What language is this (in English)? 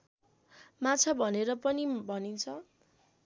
Nepali